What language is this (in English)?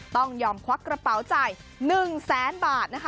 Thai